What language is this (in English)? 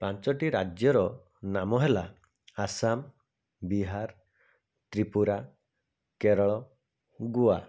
Odia